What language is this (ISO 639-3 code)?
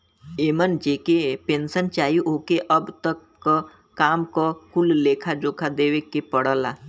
bho